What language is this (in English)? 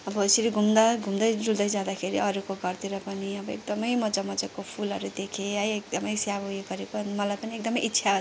Nepali